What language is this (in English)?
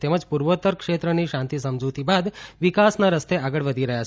Gujarati